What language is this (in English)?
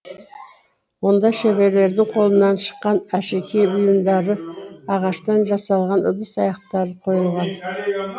Kazakh